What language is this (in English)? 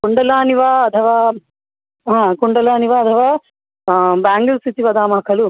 Sanskrit